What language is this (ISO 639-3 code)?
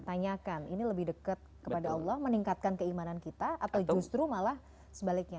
ind